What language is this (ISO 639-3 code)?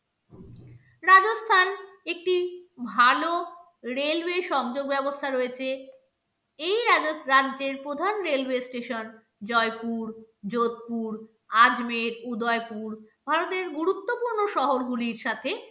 ben